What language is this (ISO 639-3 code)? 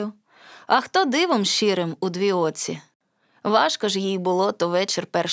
ukr